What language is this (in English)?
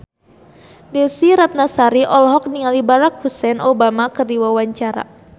Sundanese